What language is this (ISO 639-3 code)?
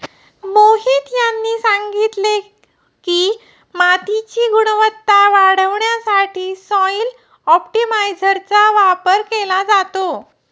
mar